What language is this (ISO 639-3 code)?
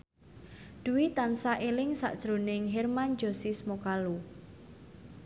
jav